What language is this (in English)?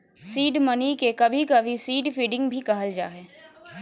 Magahi